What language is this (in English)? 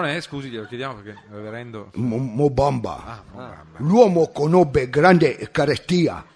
Italian